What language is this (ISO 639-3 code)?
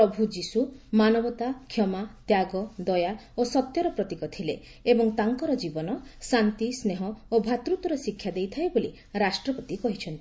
ori